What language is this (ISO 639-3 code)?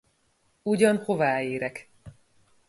hun